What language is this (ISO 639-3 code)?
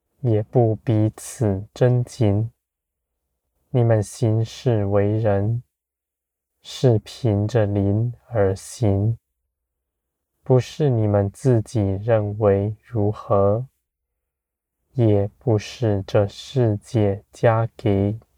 zho